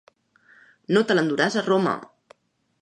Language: Catalan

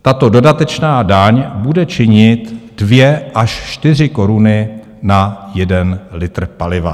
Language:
Czech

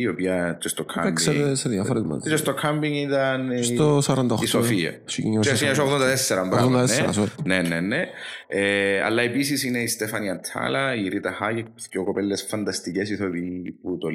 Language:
Greek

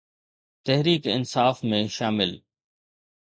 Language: Sindhi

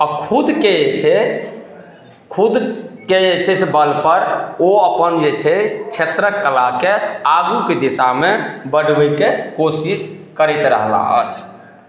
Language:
Maithili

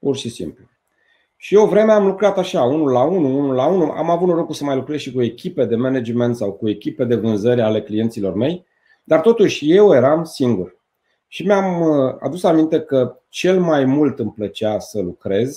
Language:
Romanian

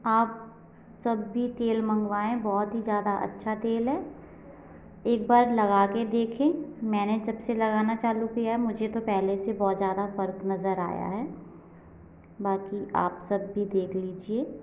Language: Hindi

